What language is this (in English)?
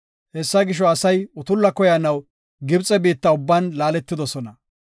Gofa